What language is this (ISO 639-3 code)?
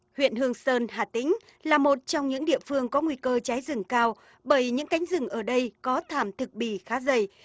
vie